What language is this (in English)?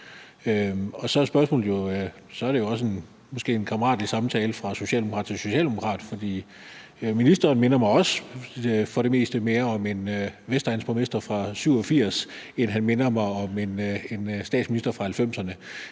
Danish